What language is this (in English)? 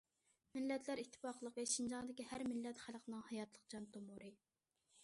Uyghur